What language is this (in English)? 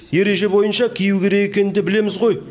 Kazakh